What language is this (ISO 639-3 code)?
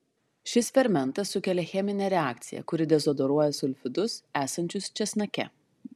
lit